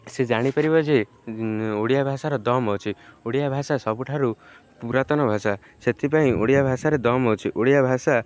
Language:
Odia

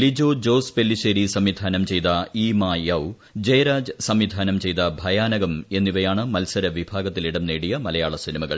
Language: Malayalam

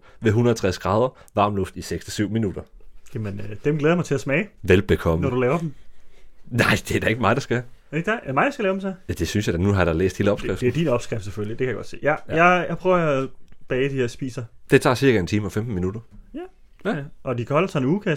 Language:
Danish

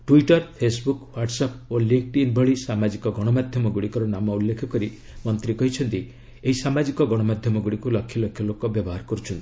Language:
Odia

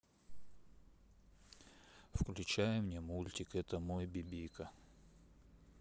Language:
Russian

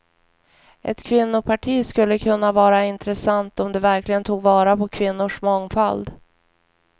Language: Swedish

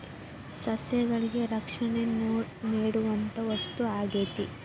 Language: Kannada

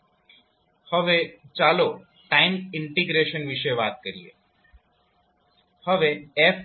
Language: Gujarati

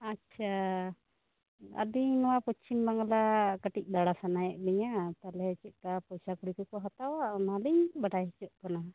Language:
Santali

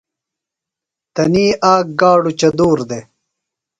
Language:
Phalura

